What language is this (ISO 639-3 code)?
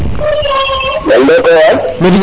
srr